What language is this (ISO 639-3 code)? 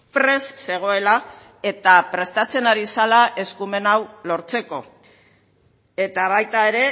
eus